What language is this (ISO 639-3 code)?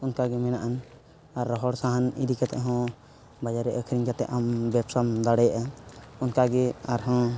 sat